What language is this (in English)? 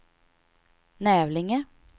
Swedish